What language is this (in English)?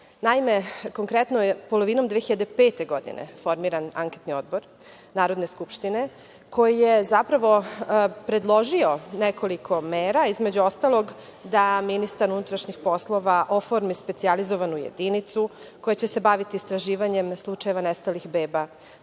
Serbian